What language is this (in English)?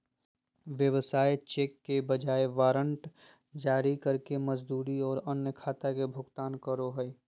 Magahi